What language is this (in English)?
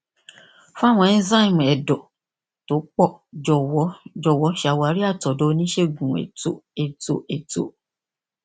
Yoruba